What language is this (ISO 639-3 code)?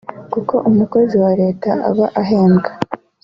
kin